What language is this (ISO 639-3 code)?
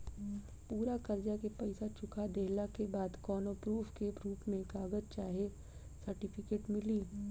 bho